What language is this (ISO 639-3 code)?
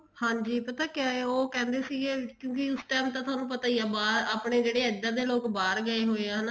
pan